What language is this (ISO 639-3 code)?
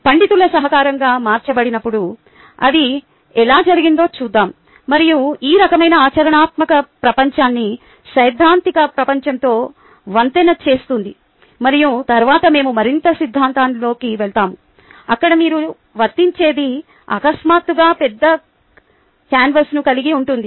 tel